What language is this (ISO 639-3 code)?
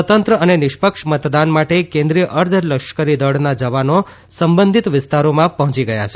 guj